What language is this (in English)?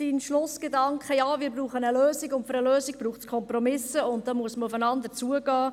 Swiss German